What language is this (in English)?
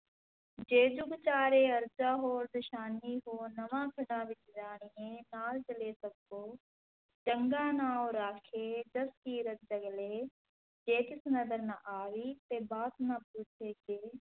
Punjabi